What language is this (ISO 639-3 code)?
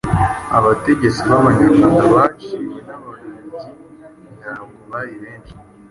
kin